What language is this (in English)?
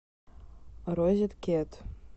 Russian